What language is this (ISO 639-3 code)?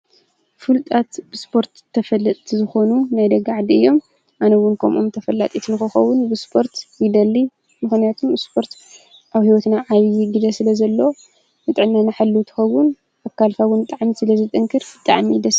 tir